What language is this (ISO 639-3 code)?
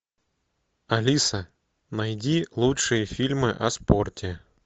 rus